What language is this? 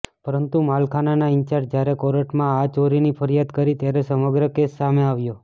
Gujarati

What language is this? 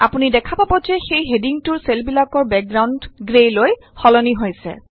Assamese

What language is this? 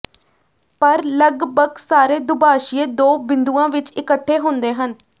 Punjabi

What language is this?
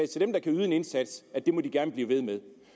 Danish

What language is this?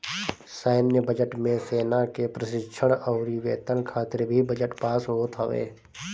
Bhojpuri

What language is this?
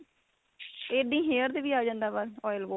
Punjabi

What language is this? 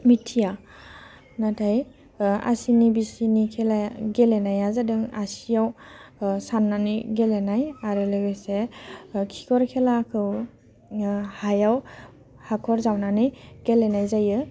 Bodo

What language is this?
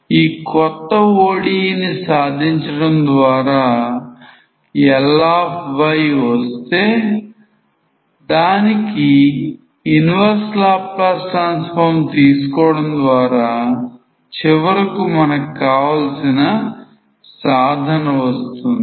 Telugu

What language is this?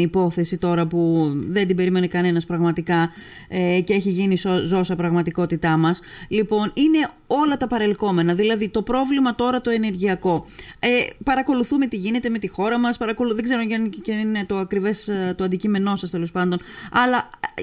Greek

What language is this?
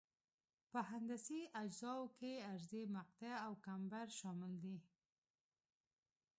Pashto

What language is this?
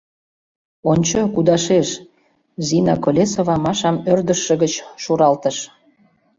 Mari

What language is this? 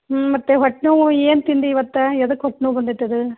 Kannada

